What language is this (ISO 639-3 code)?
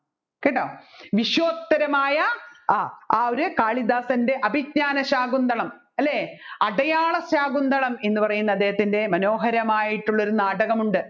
mal